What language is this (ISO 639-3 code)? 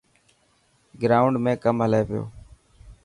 mki